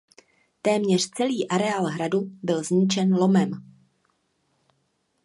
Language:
Czech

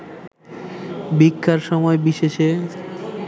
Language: Bangla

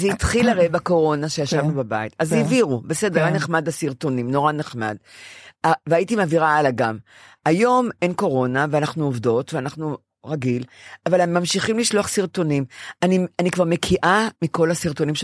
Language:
Hebrew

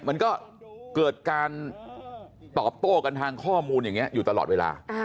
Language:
Thai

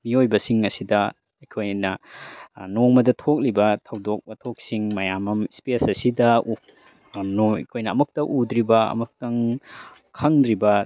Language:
Manipuri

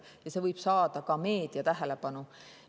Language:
Estonian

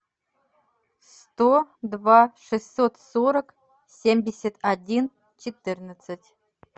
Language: Russian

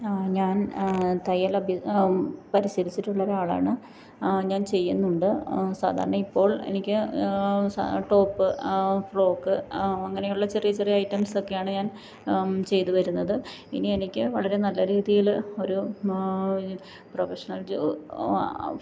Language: Malayalam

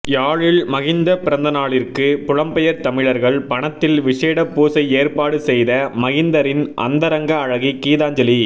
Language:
Tamil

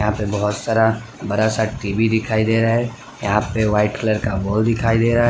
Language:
Hindi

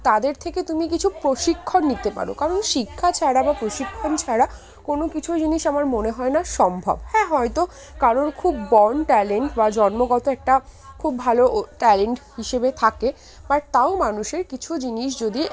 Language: Bangla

